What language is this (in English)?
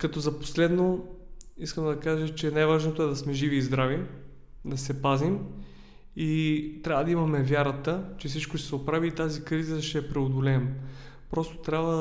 Bulgarian